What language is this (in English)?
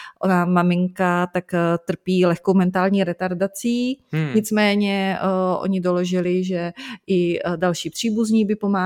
Czech